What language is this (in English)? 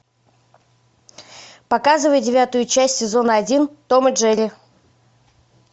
Russian